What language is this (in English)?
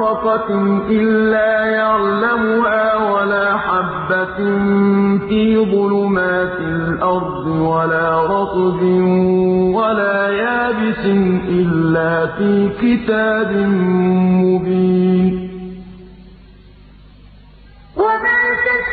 Arabic